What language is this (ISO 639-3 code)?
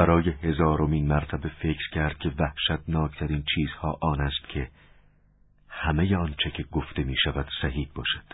fas